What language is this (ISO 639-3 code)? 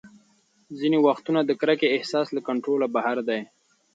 pus